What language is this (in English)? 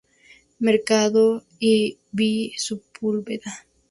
Spanish